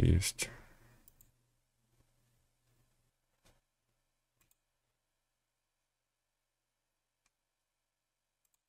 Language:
Russian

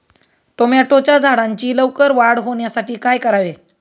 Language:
Marathi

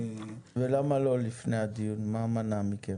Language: Hebrew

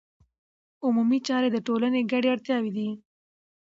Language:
Pashto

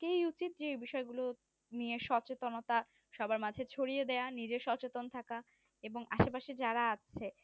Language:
Bangla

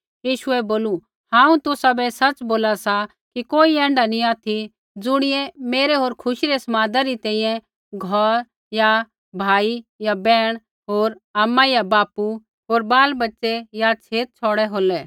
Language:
Kullu Pahari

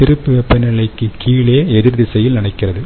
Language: Tamil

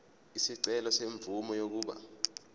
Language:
Zulu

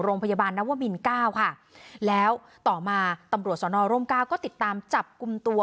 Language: Thai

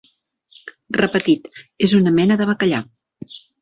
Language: Catalan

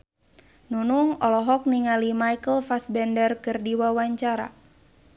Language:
Sundanese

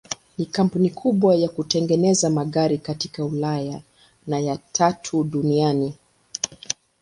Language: Swahili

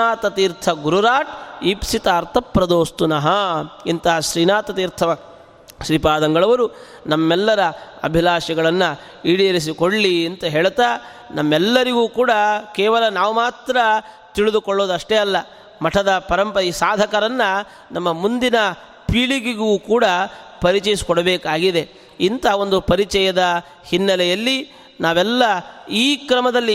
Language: Kannada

